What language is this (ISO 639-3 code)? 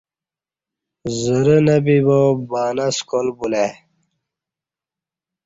bsh